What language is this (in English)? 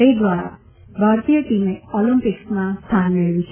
Gujarati